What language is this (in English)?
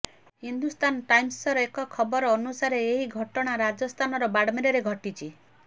Odia